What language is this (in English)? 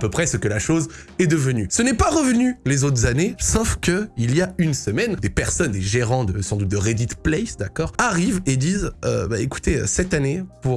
French